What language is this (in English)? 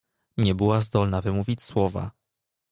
Polish